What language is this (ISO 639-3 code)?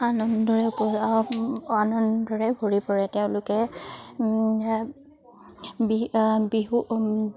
asm